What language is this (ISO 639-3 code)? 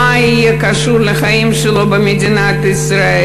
heb